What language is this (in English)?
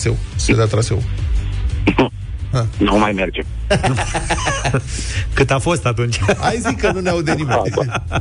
Romanian